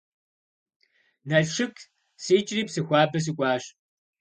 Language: Kabardian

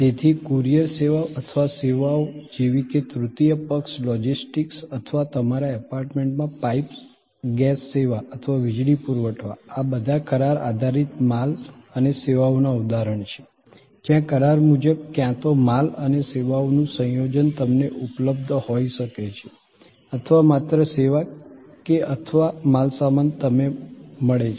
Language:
Gujarati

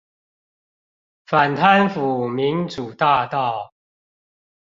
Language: Chinese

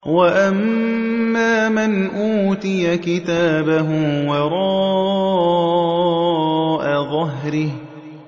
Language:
Arabic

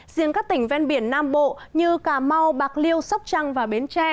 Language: Vietnamese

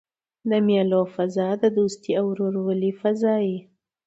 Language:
Pashto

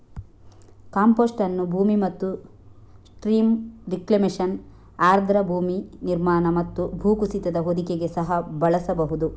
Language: Kannada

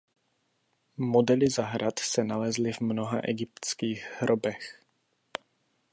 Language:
Czech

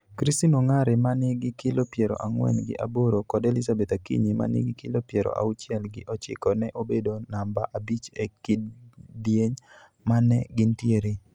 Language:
Luo (Kenya and Tanzania)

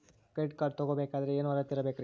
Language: Kannada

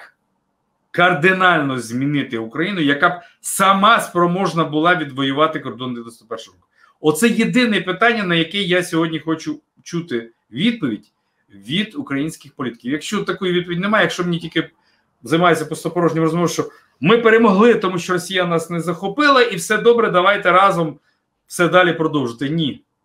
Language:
Ukrainian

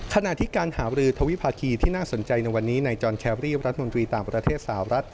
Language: Thai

